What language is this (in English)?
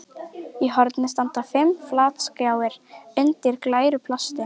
Icelandic